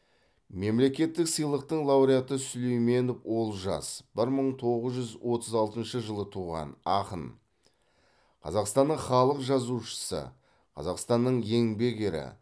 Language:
Kazakh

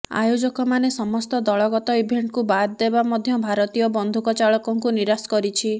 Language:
Odia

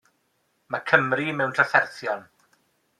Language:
Welsh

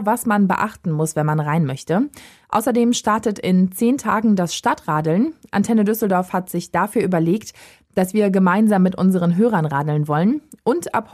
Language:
German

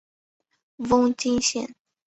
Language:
Chinese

